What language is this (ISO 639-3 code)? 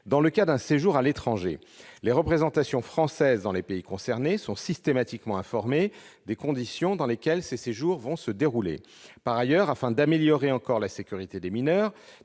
fra